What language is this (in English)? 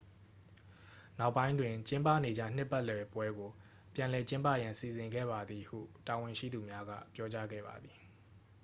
Burmese